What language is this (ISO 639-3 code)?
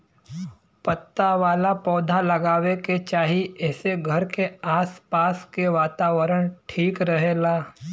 bho